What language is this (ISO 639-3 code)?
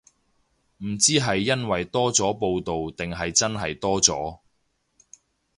yue